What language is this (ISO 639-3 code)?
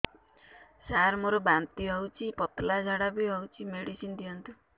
ori